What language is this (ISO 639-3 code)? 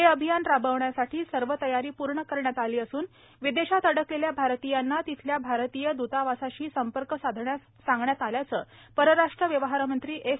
mar